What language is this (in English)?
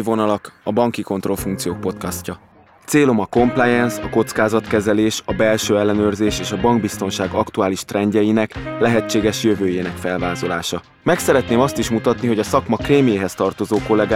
Hungarian